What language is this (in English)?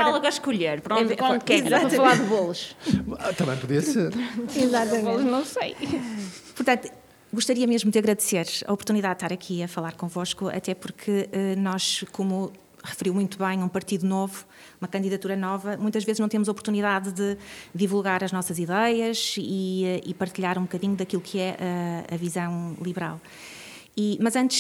Portuguese